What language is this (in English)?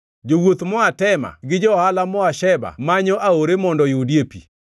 Luo (Kenya and Tanzania)